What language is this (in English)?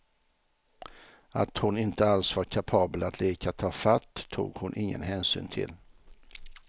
Swedish